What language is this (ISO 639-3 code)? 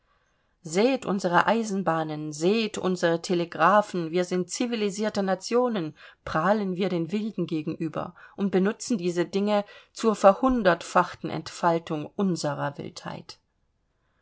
deu